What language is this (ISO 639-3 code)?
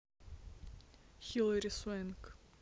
rus